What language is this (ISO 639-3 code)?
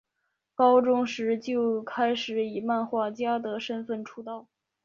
zho